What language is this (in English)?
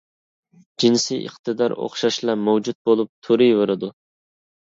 Uyghur